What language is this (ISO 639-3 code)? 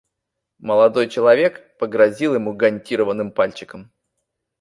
rus